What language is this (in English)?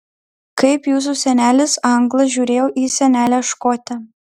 Lithuanian